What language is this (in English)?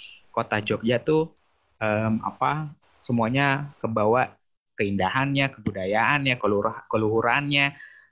Indonesian